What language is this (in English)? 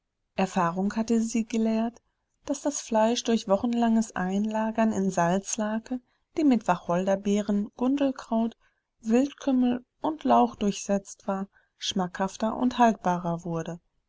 German